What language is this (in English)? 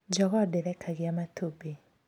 Kikuyu